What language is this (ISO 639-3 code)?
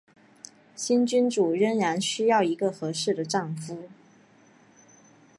zho